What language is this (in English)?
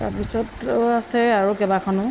Assamese